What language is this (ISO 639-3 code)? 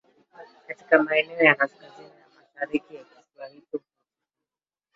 swa